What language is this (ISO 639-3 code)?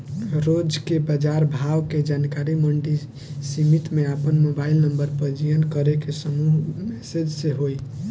bho